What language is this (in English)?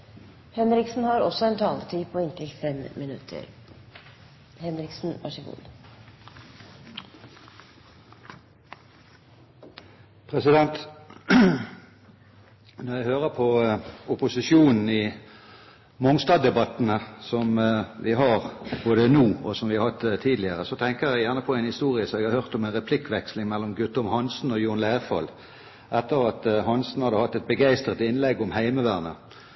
Norwegian Bokmål